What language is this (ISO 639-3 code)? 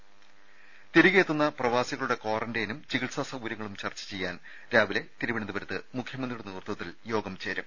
mal